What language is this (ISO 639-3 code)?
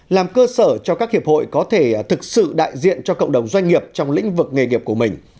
vie